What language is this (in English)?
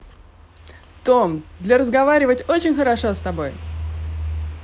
Russian